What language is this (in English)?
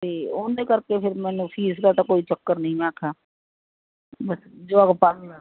Punjabi